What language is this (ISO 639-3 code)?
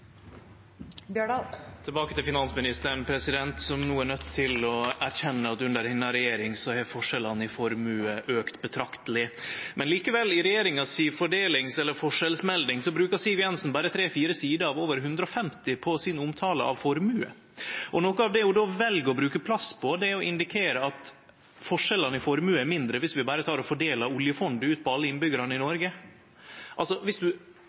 nno